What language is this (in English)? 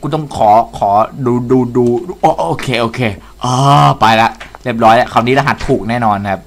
Thai